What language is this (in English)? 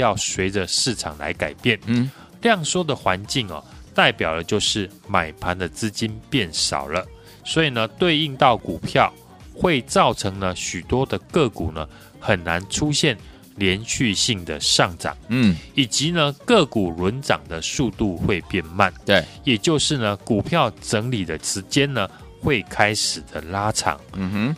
Chinese